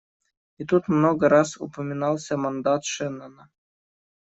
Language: Russian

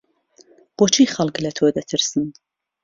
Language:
Central Kurdish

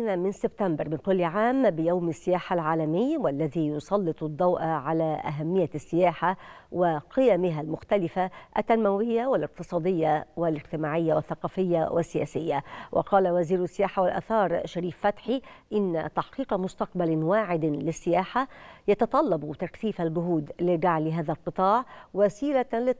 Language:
Arabic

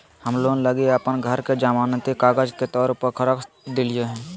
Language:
Magahi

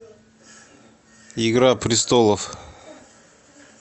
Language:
Russian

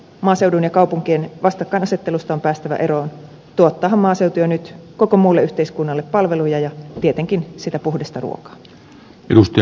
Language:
Finnish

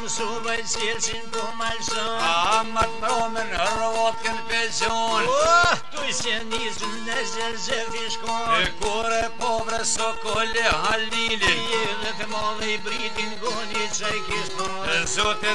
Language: Romanian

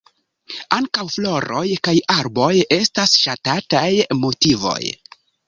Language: Esperanto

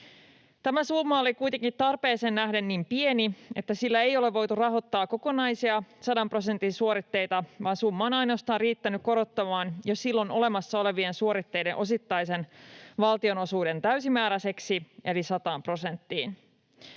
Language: Finnish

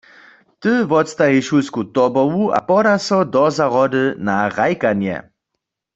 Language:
Upper Sorbian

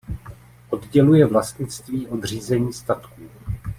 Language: Czech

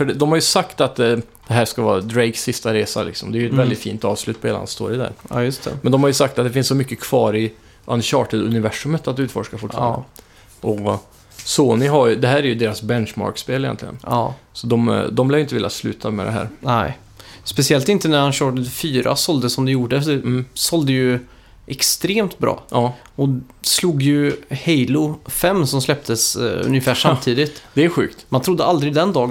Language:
Swedish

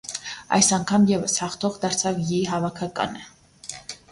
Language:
Armenian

